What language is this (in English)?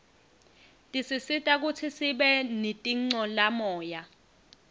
Swati